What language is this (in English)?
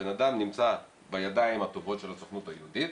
Hebrew